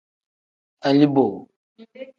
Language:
Tem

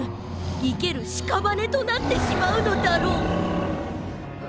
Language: Japanese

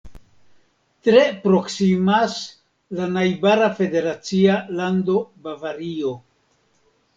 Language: Esperanto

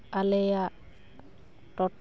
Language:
Santali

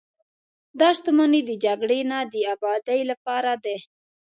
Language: Pashto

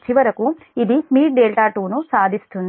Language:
Telugu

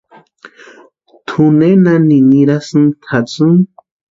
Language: Western Highland Purepecha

